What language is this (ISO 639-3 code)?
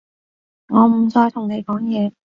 yue